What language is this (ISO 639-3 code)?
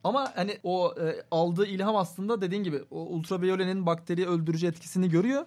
tur